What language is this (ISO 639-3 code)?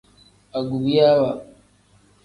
kdh